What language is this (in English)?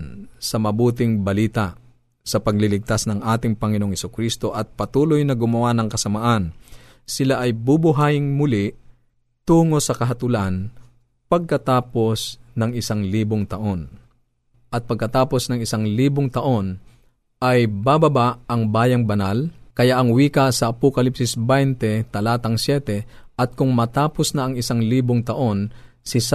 Filipino